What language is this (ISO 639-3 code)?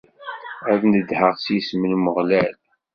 kab